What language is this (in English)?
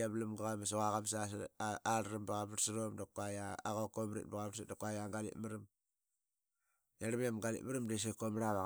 Qaqet